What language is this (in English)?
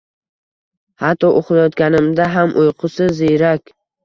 Uzbek